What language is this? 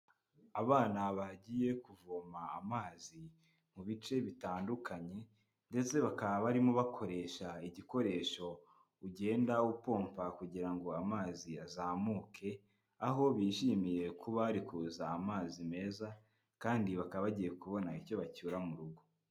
Kinyarwanda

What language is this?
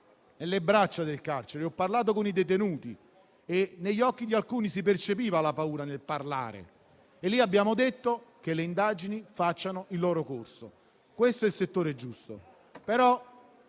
Italian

